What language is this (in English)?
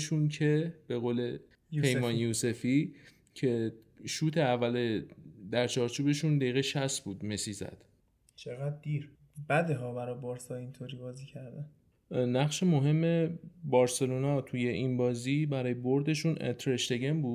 Persian